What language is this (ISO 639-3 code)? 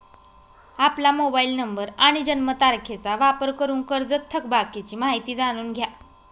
mar